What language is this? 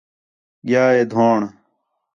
Khetrani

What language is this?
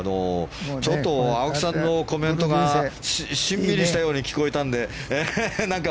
Japanese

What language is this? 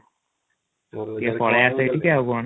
Odia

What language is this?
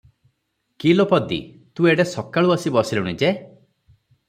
Odia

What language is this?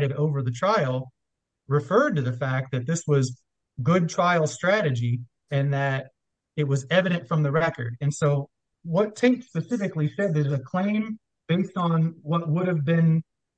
English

